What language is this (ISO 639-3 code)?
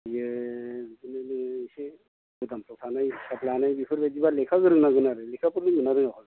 brx